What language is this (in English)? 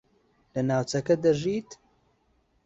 Central Kurdish